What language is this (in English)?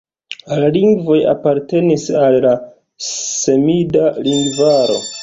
Esperanto